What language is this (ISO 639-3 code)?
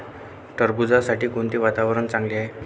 mar